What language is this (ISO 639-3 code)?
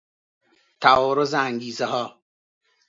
fas